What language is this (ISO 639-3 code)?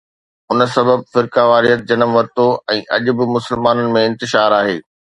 snd